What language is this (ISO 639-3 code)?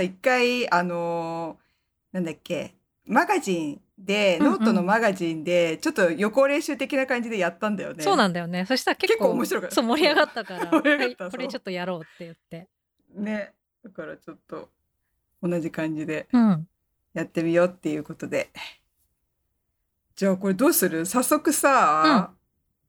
jpn